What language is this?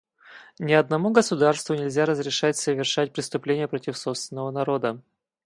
Russian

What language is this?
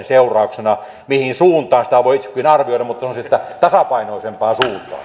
Finnish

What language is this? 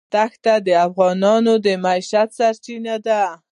Pashto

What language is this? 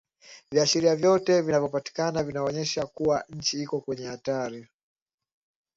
Swahili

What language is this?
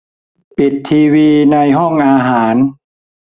Thai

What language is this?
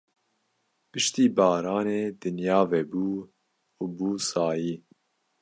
Kurdish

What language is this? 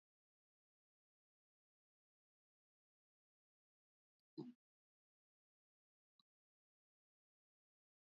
Mokpwe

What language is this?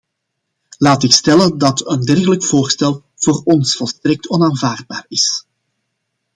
Dutch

